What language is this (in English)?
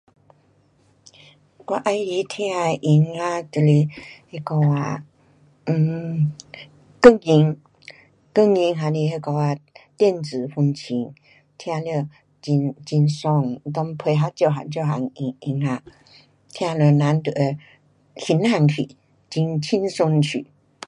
Pu-Xian Chinese